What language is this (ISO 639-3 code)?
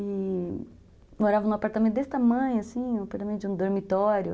por